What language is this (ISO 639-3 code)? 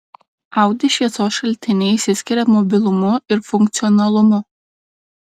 lit